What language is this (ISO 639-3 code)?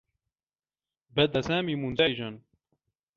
ara